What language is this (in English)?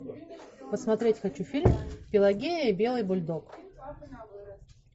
Russian